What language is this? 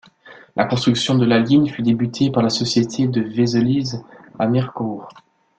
French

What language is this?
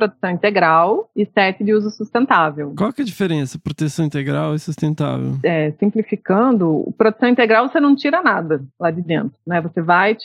Portuguese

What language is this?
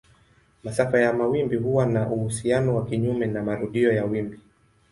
Swahili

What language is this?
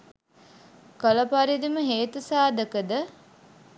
Sinhala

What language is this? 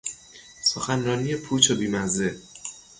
Persian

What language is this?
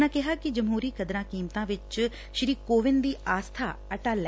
Punjabi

